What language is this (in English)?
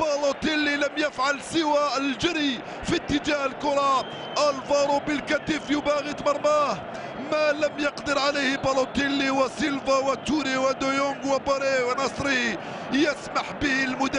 Arabic